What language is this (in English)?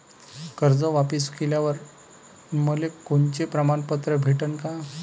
Marathi